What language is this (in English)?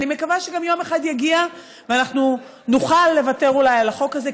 Hebrew